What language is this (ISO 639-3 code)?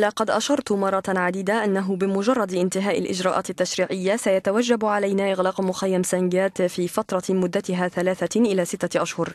ara